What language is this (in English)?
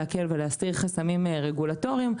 Hebrew